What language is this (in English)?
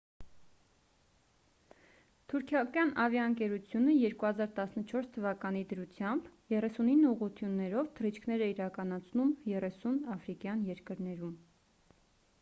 Armenian